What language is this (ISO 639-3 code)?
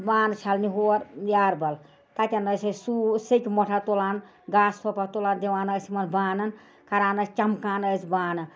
kas